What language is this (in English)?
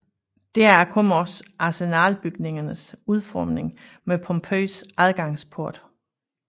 Danish